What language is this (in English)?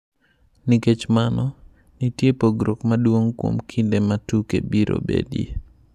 Luo (Kenya and Tanzania)